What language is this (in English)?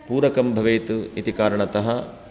Sanskrit